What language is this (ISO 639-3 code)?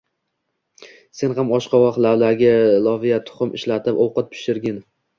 uzb